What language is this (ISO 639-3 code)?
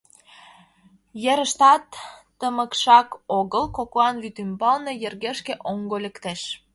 chm